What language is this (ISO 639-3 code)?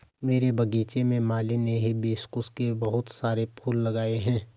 hin